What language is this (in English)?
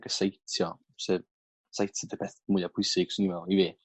Welsh